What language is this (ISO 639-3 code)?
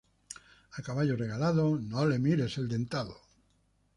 spa